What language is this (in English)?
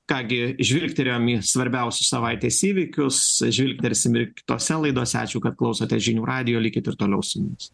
Lithuanian